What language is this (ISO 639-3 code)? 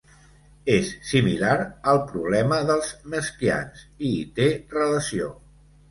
cat